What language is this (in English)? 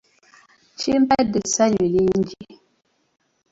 Ganda